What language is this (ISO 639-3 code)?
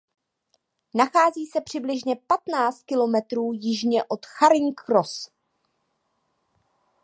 ces